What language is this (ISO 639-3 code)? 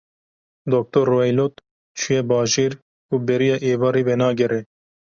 kur